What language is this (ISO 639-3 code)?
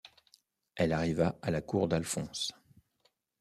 fra